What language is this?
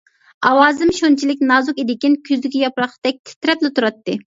Uyghur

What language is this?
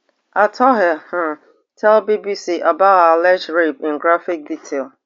Nigerian Pidgin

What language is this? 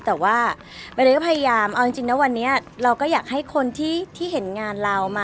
Thai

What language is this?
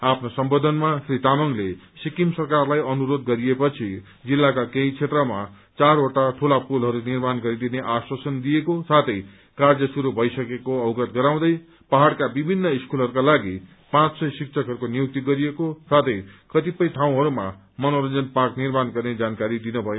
Nepali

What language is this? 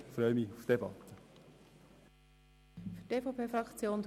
Swiss German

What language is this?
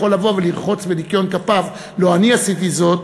Hebrew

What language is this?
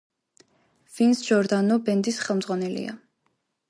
Georgian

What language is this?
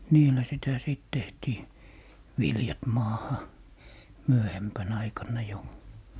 Finnish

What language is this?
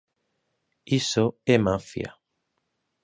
Galician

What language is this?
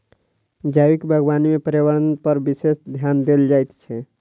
Maithili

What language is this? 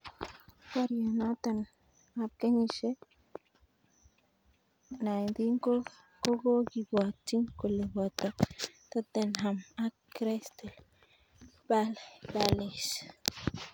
Kalenjin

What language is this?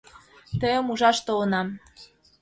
Mari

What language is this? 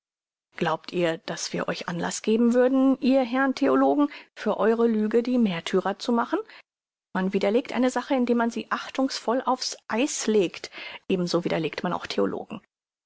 German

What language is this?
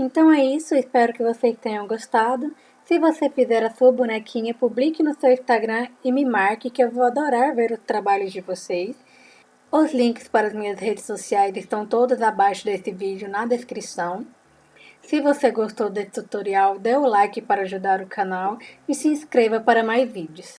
Portuguese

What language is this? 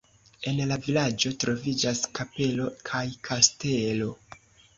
Esperanto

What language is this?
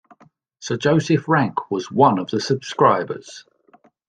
English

